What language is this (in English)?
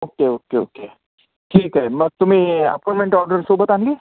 Marathi